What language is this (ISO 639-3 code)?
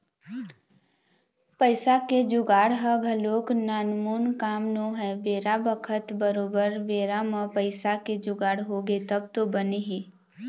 hne